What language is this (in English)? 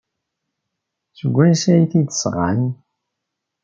Kabyle